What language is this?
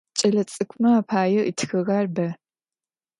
Adyghe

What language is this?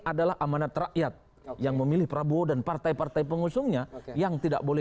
Indonesian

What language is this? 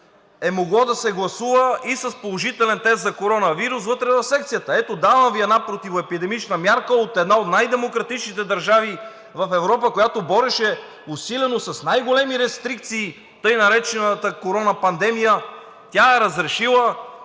Bulgarian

